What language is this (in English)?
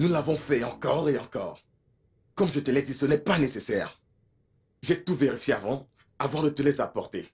French